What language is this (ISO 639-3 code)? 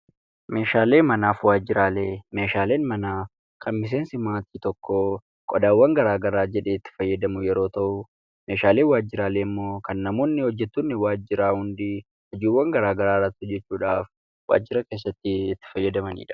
orm